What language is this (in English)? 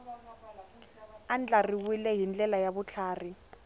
Tsonga